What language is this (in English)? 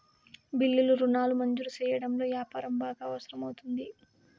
Telugu